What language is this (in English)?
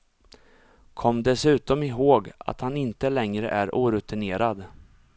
Swedish